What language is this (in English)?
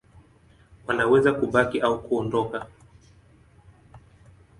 Swahili